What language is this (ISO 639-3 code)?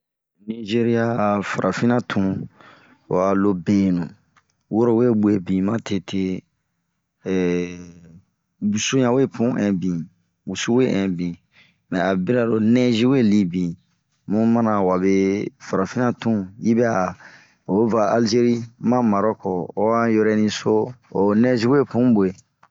bmq